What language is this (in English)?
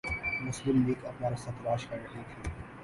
Urdu